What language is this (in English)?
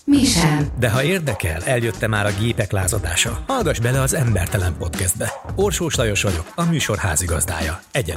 Hungarian